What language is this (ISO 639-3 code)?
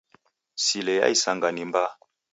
dav